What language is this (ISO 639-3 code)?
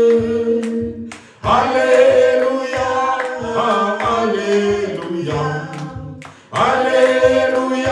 fra